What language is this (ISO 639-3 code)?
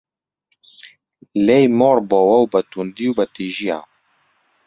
ckb